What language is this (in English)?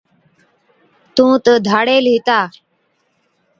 Od